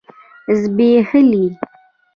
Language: Pashto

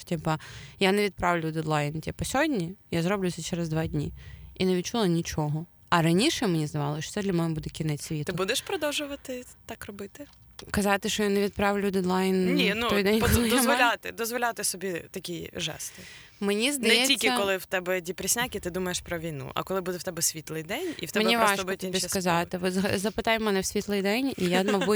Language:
Ukrainian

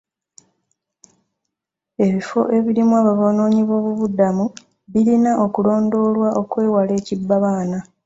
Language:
Ganda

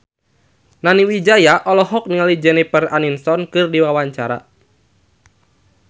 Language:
Sundanese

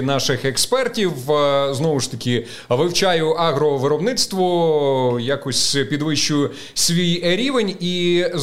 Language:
Ukrainian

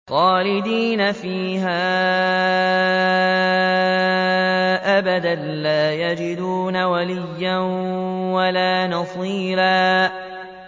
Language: Arabic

